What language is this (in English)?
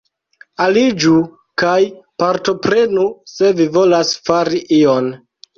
Esperanto